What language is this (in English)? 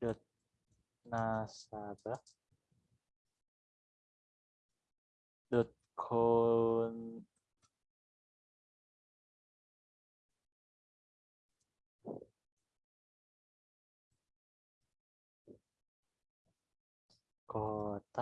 Indonesian